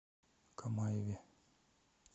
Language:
Russian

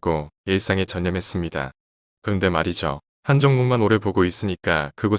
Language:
Korean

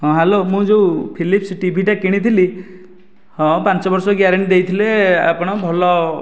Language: Odia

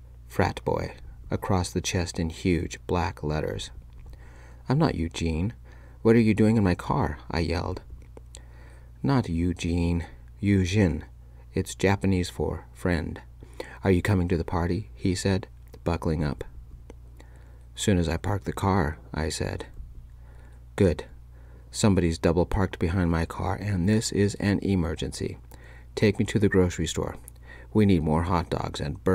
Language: English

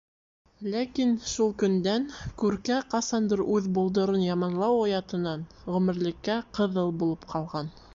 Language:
Bashkir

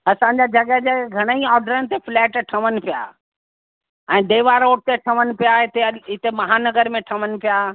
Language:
Sindhi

